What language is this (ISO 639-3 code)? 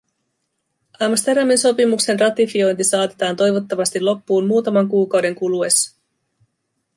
fin